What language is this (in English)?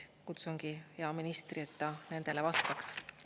Estonian